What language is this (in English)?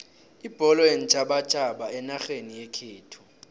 South Ndebele